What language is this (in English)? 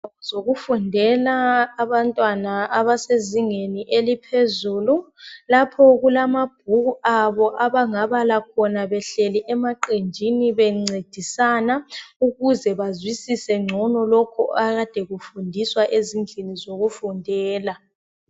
North Ndebele